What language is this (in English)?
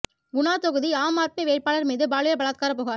Tamil